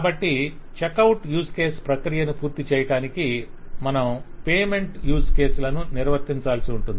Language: Telugu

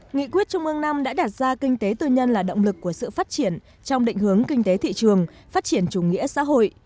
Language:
Vietnamese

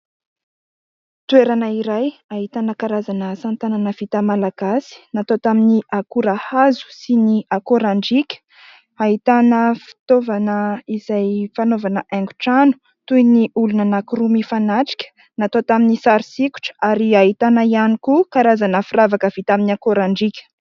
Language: Malagasy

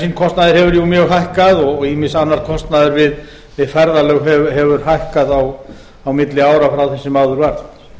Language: Icelandic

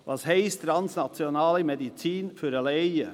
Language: Swiss German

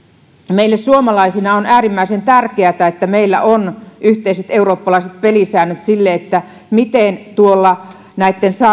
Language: Finnish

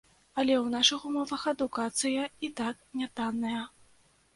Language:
Belarusian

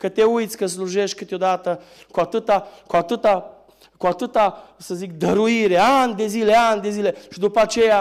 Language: Romanian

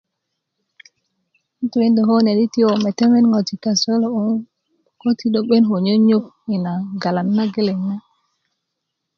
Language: Kuku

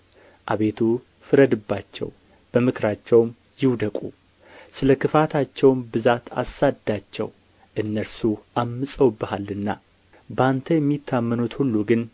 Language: Amharic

